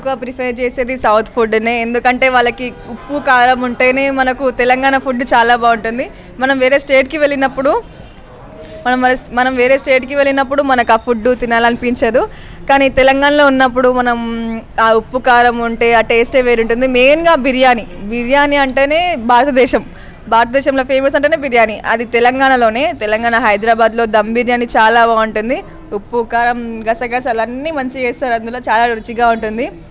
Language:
Telugu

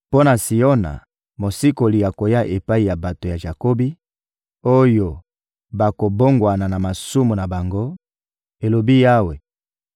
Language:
Lingala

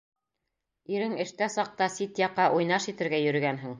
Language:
Bashkir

